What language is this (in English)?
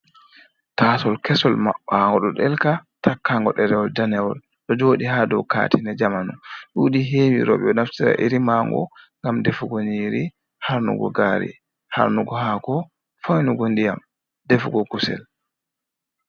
Fula